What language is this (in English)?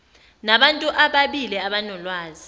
Zulu